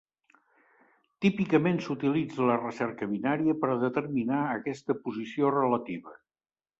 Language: Catalan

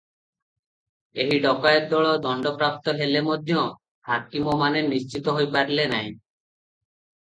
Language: Odia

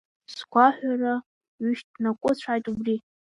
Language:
Abkhazian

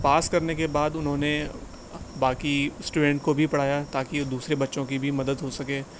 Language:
Urdu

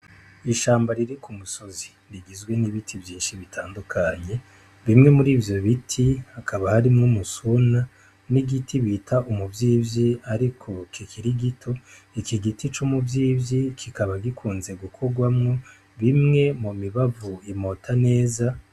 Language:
Rundi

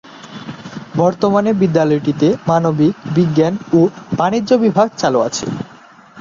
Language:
Bangla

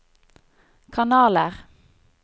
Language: Norwegian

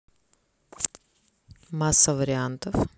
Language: Russian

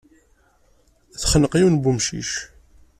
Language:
Kabyle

